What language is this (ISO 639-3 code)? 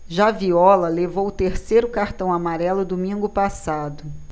por